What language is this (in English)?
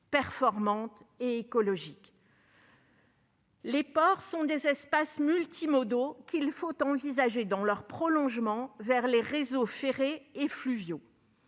French